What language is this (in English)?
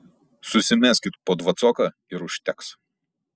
Lithuanian